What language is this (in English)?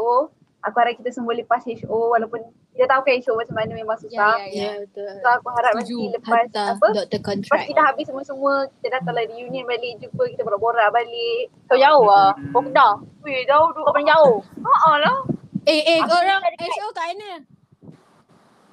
Malay